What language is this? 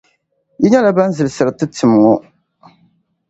Dagbani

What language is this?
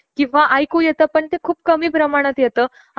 Marathi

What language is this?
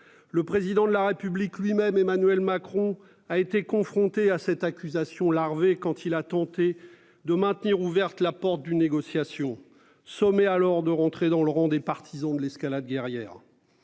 French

